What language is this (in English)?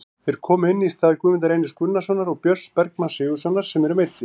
Icelandic